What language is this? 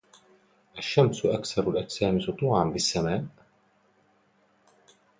Arabic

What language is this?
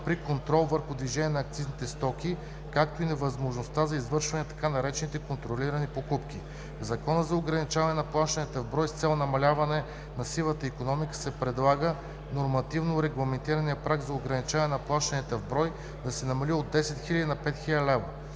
Bulgarian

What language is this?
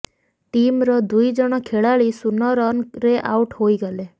Odia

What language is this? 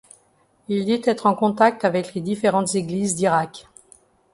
French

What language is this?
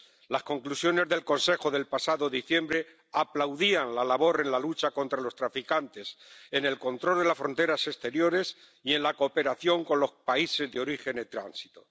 Spanish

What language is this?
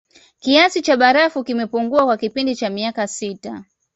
Swahili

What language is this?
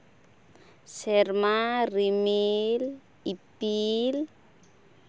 Santali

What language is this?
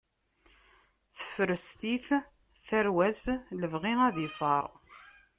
Kabyle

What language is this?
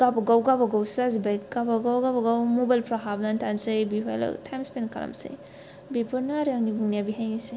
Bodo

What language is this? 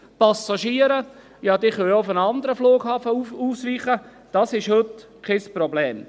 Swiss German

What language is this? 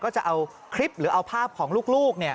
Thai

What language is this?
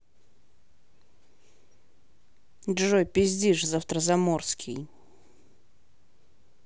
Russian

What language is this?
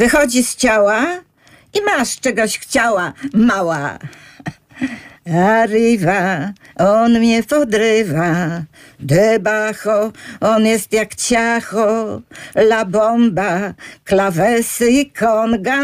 Polish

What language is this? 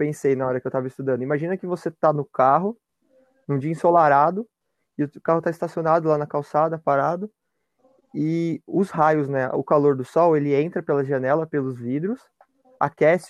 Portuguese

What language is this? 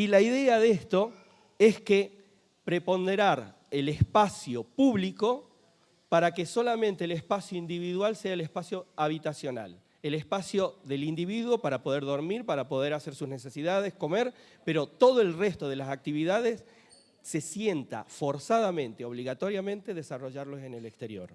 Spanish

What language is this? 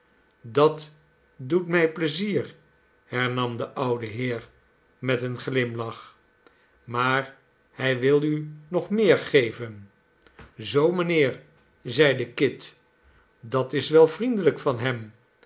Dutch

